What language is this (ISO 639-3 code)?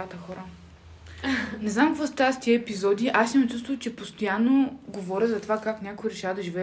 bul